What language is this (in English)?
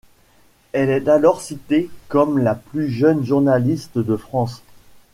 French